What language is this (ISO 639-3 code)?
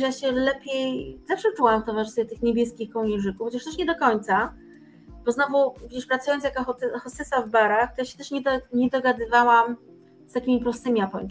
pol